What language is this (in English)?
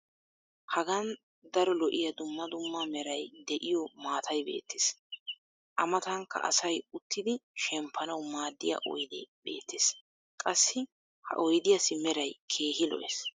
Wolaytta